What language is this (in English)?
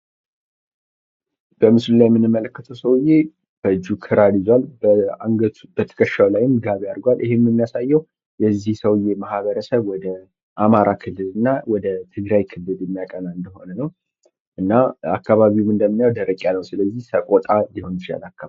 Amharic